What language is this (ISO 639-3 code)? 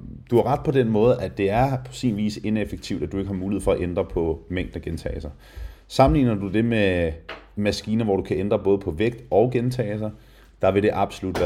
dan